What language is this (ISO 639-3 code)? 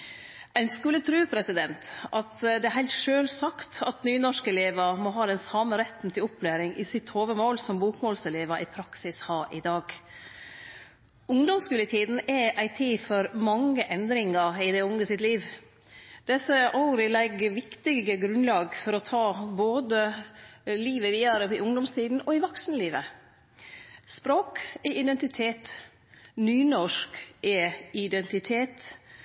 nno